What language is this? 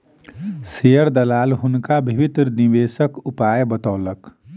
Maithili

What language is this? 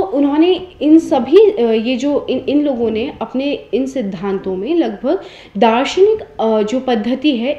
Hindi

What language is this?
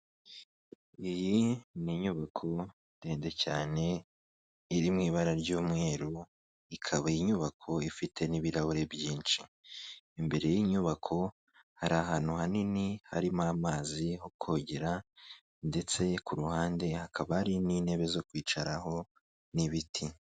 Kinyarwanda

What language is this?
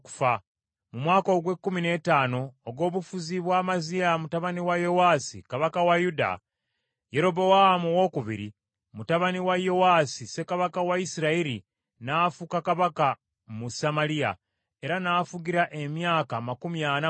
Ganda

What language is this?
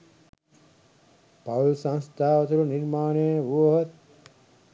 Sinhala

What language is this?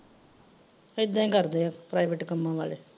Punjabi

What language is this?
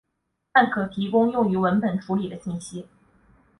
Chinese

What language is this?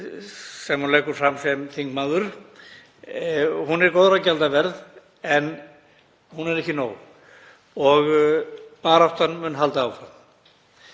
Icelandic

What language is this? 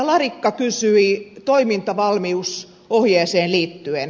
Finnish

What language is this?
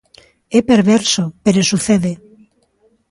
Galician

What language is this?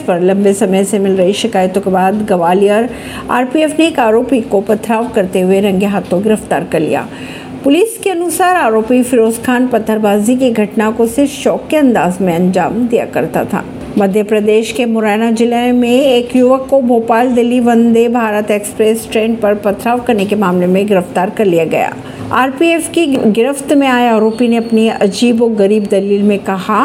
Hindi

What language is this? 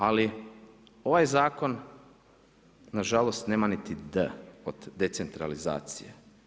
Croatian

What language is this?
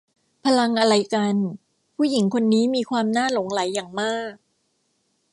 Thai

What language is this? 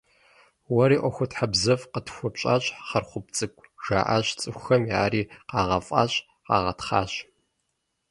Kabardian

